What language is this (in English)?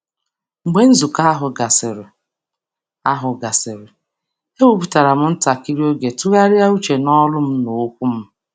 Igbo